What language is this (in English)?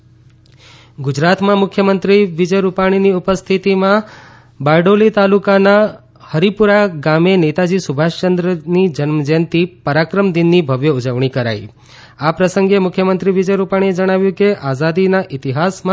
Gujarati